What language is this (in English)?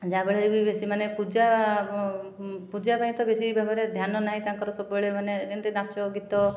Odia